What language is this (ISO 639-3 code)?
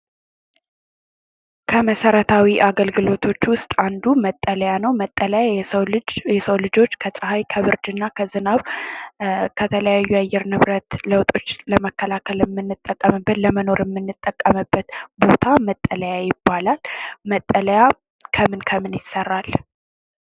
amh